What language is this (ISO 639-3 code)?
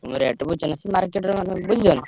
ori